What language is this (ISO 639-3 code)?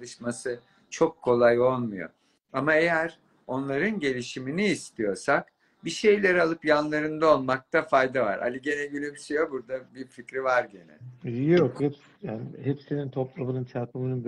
tur